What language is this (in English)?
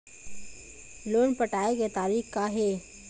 Chhattisgarhi